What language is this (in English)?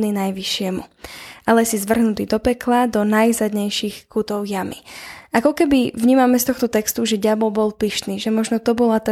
Slovak